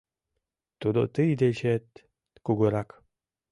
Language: Mari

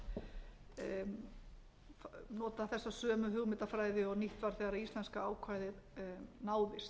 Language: Icelandic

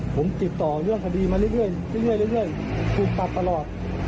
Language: Thai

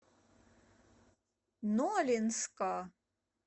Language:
Russian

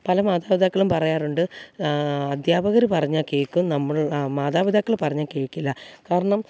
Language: Malayalam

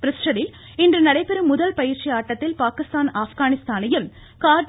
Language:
Tamil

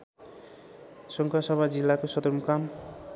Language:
Nepali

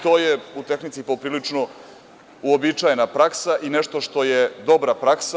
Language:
Serbian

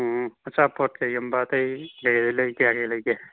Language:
Manipuri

